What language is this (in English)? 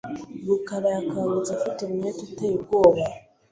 Kinyarwanda